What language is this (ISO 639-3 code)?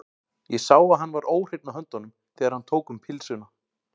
isl